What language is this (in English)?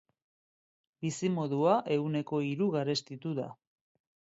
Basque